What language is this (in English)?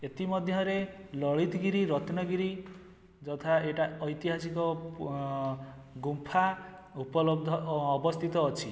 Odia